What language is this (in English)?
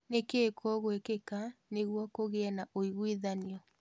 Kikuyu